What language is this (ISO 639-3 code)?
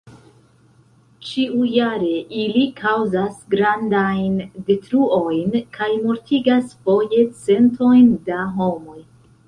epo